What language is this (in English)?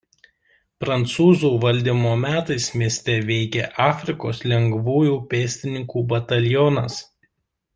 Lithuanian